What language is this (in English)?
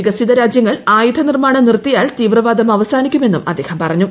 Malayalam